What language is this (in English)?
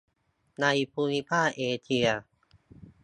Thai